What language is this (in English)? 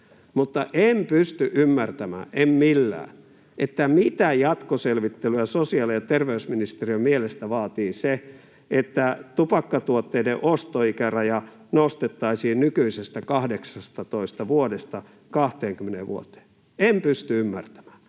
Finnish